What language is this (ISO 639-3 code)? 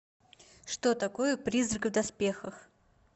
rus